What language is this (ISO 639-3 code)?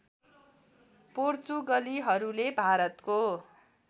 nep